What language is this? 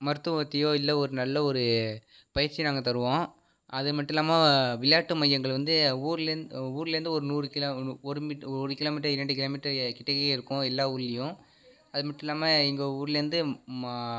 Tamil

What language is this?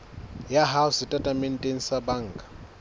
Southern Sotho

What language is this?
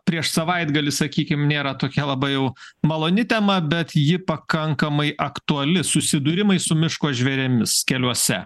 Lithuanian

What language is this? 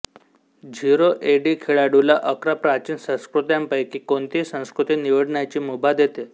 Marathi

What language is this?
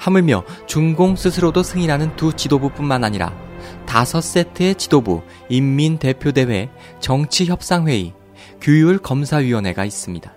Korean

